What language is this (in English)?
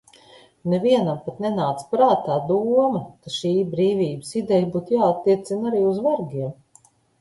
Latvian